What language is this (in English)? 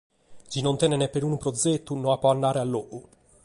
Sardinian